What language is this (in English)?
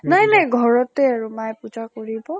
Assamese